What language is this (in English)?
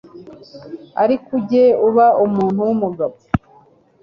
Kinyarwanda